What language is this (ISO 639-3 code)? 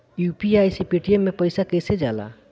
bho